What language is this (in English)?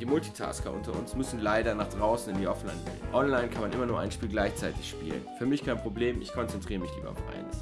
German